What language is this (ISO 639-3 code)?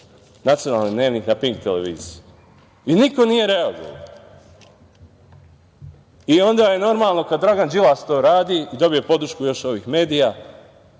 srp